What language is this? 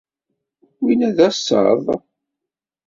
Kabyle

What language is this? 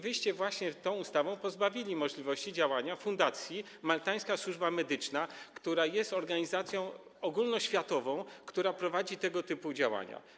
Polish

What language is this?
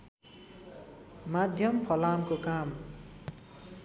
Nepali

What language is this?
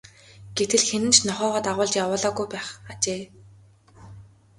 Mongolian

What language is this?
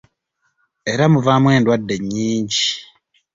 Ganda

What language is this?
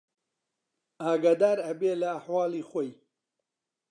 Central Kurdish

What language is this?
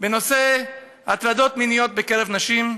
Hebrew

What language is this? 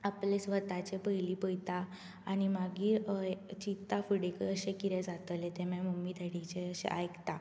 Konkani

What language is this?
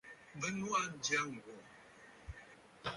Bafut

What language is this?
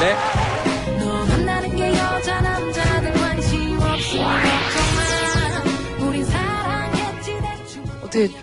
Korean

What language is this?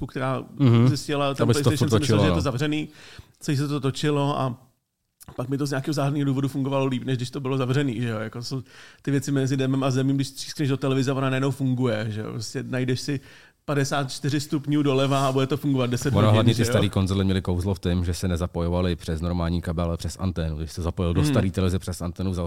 Czech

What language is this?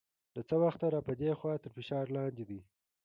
Pashto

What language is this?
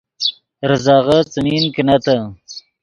Yidgha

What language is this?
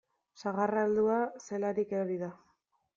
Basque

